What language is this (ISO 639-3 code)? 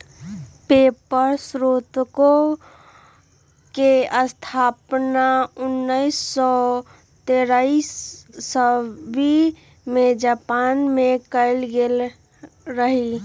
mag